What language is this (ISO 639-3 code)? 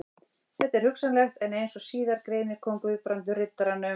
isl